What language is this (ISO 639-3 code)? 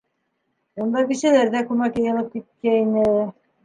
bak